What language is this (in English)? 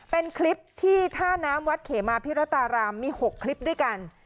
Thai